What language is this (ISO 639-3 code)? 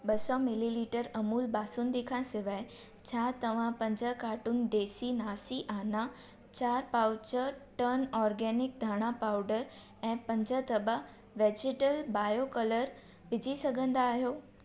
snd